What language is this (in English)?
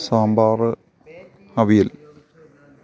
Malayalam